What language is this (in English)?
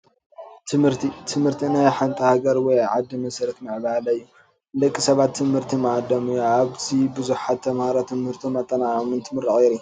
Tigrinya